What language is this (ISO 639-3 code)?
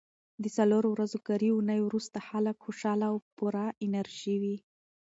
pus